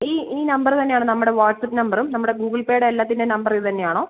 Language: Malayalam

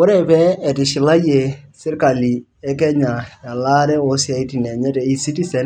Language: Masai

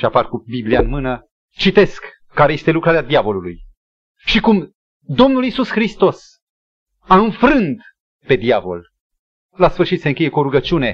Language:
Romanian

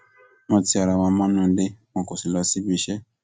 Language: Yoruba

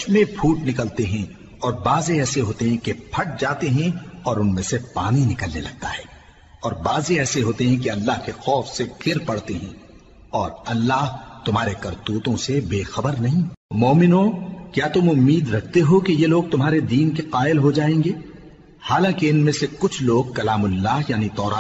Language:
Urdu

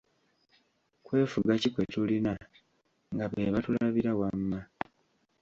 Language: Ganda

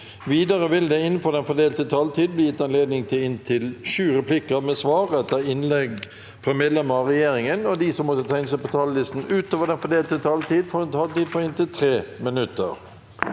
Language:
Norwegian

